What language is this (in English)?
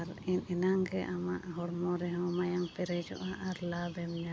Santali